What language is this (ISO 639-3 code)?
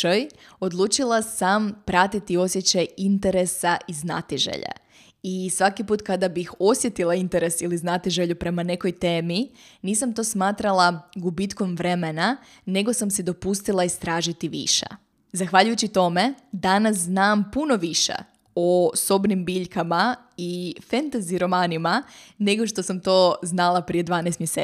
hrv